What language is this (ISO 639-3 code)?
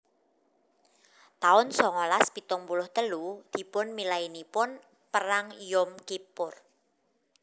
jav